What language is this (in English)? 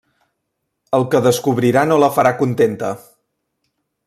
Catalan